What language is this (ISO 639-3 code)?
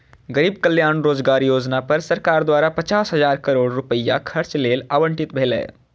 mai